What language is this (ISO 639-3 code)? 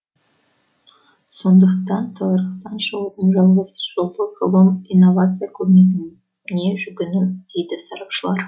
kaz